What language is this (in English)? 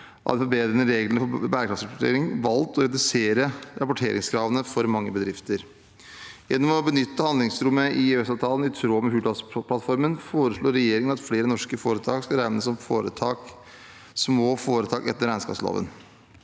Norwegian